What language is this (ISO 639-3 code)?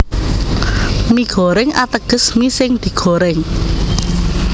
jav